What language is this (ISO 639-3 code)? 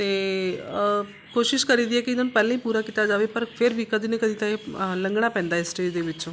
pan